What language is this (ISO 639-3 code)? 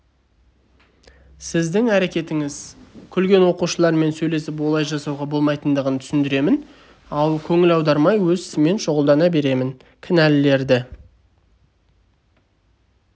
kaz